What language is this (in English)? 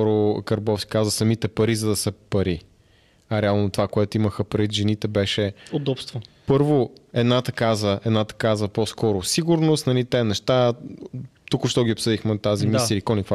Bulgarian